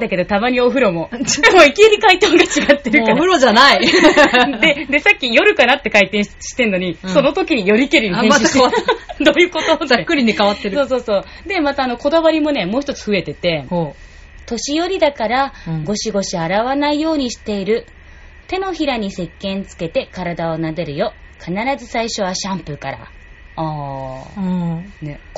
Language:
Japanese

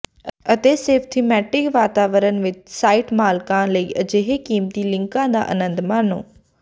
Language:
Punjabi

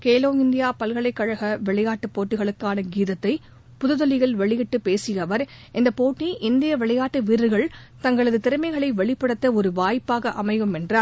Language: Tamil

